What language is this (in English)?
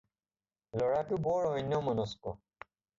Assamese